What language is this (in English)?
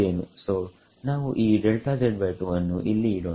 Kannada